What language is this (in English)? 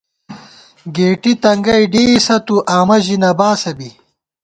Gawar-Bati